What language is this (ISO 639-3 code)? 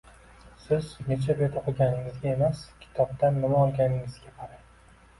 uzb